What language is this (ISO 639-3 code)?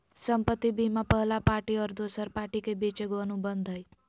mag